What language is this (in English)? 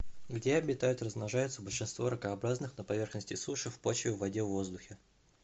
Russian